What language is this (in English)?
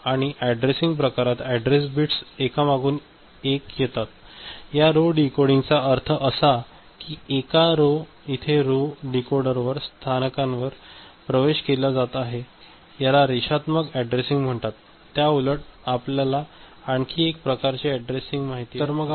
Marathi